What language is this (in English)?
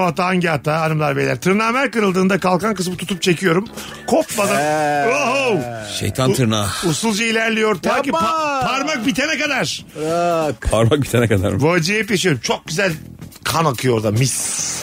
Turkish